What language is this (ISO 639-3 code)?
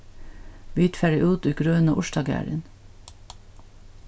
fao